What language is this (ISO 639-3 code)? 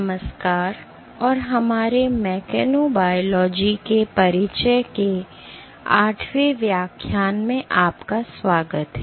hin